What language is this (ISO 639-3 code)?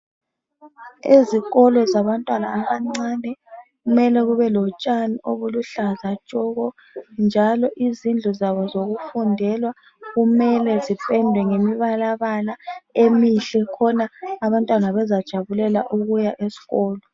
nde